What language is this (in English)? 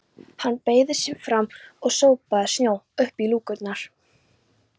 Icelandic